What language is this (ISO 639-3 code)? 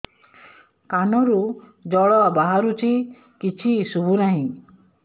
ori